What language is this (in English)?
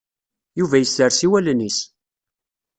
Kabyle